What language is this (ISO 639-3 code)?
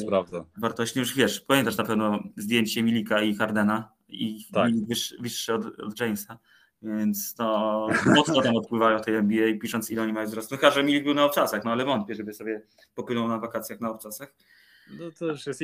pol